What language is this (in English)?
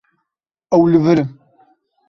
Kurdish